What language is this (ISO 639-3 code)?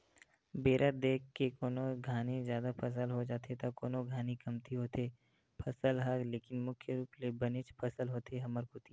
hne